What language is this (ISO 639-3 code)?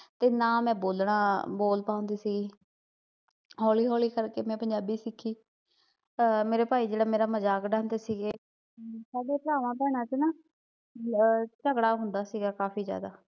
pan